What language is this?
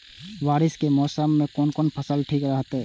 Maithili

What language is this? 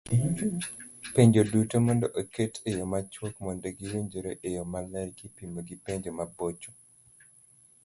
Luo (Kenya and Tanzania)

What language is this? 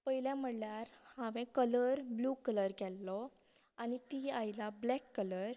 Konkani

